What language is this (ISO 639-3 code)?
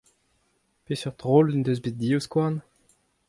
bre